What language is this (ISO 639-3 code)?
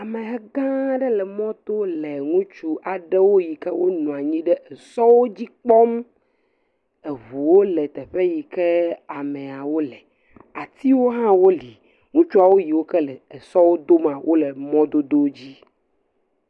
ewe